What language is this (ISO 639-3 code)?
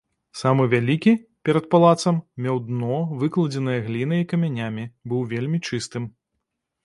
bel